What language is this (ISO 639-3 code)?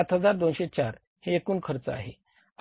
mar